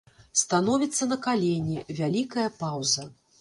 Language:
Belarusian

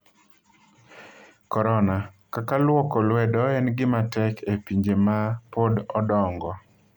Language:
Luo (Kenya and Tanzania)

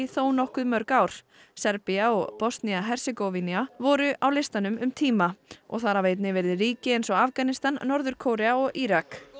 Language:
Icelandic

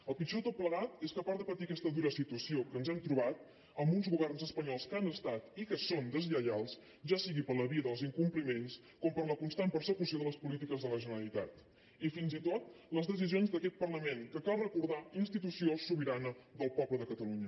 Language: Catalan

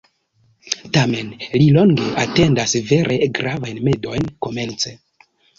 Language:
Esperanto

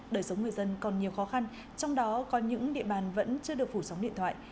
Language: Vietnamese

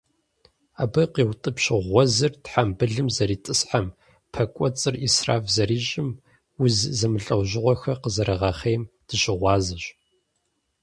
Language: Kabardian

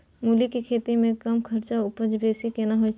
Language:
Maithili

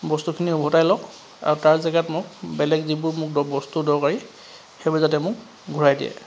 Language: Assamese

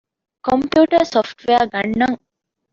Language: Divehi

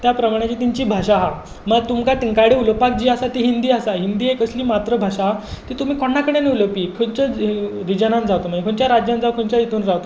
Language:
Konkani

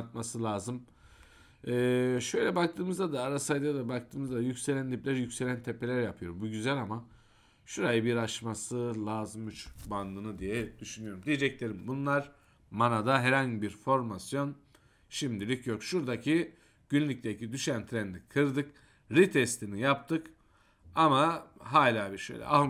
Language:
Turkish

